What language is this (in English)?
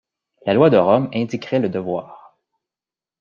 French